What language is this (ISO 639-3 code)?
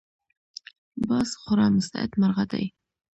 pus